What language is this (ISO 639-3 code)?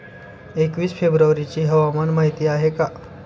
mar